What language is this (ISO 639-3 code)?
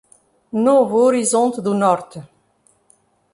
por